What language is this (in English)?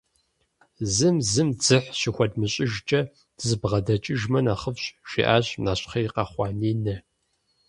Kabardian